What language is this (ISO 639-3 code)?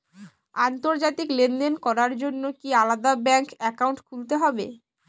ben